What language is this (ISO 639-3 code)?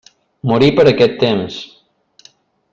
cat